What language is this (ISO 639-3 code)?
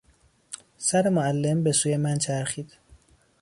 fas